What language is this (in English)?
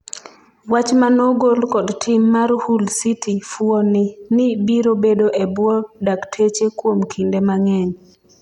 Luo (Kenya and Tanzania)